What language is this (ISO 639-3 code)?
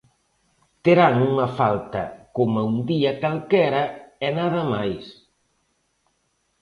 glg